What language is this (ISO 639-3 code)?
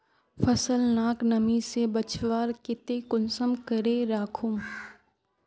mag